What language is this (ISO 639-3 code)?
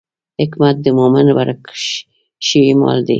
pus